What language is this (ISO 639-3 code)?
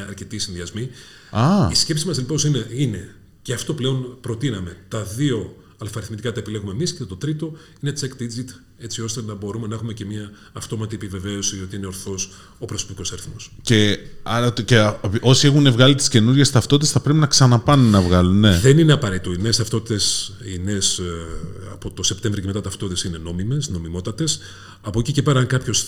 ell